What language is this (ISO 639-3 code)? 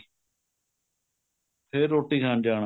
pan